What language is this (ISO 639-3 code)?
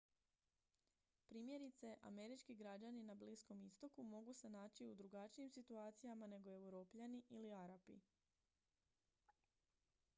hrv